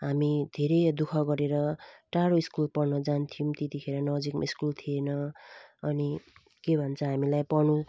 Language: Nepali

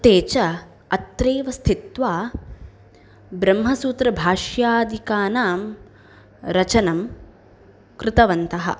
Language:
Sanskrit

